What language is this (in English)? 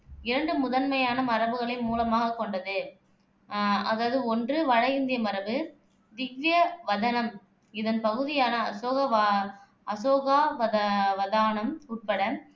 Tamil